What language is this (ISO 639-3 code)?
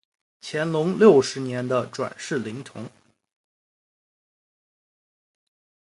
zho